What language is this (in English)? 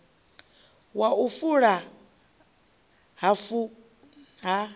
Venda